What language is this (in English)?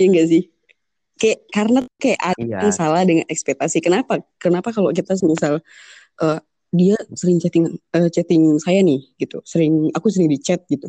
Indonesian